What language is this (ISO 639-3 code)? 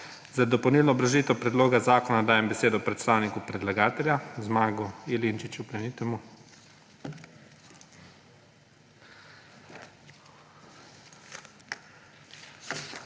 slv